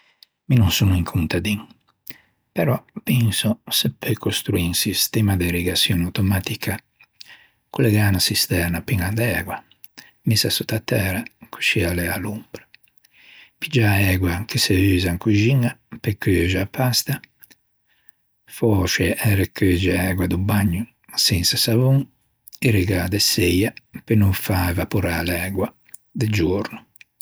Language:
Ligurian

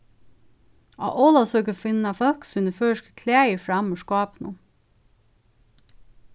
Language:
Faroese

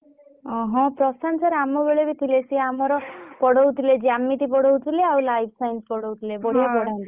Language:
Odia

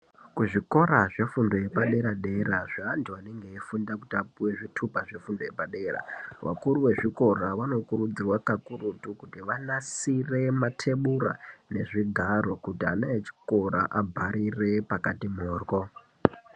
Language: Ndau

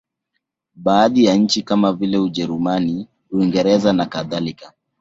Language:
Swahili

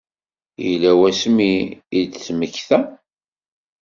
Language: Kabyle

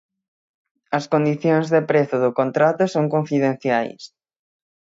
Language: Galician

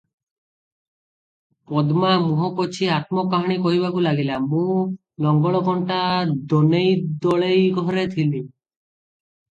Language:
Odia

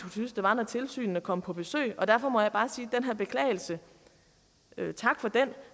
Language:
Danish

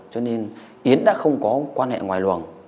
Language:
Vietnamese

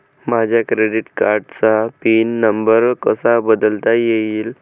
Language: Marathi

